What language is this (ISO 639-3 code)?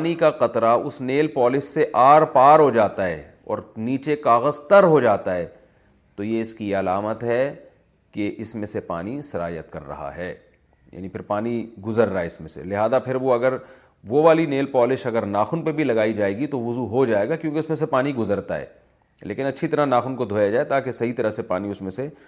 urd